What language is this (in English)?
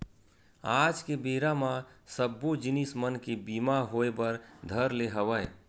Chhattisgarhi